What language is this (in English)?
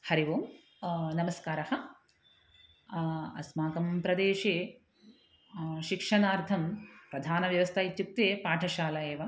Sanskrit